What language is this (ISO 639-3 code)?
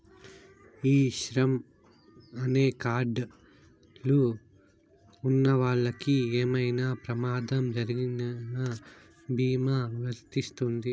tel